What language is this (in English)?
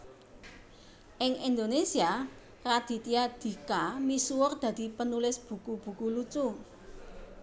Javanese